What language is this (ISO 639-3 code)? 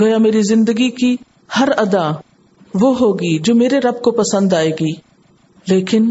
urd